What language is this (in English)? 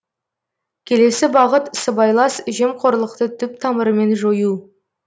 Kazakh